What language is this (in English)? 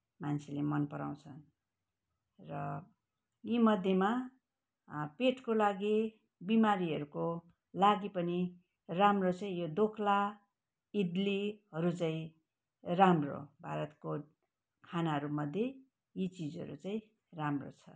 Nepali